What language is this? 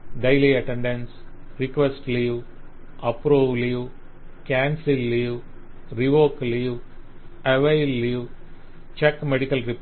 Telugu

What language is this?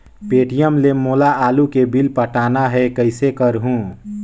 Chhattisgarhi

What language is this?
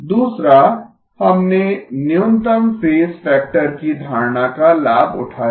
Hindi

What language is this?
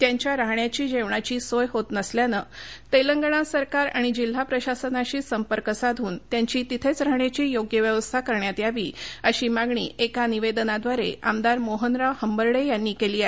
Marathi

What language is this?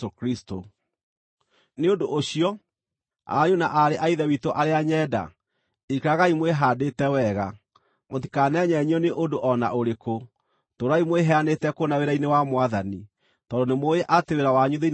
Kikuyu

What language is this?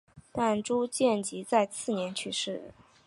Chinese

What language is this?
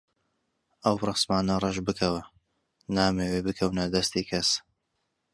Central Kurdish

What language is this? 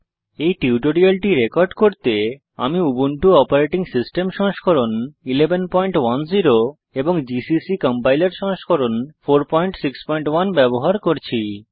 Bangla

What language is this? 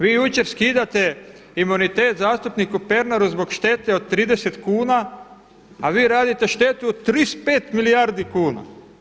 Croatian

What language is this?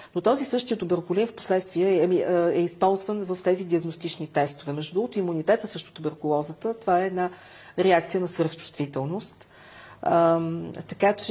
Bulgarian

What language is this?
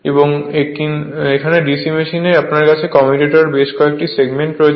Bangla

